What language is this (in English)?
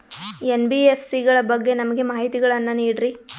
Kannada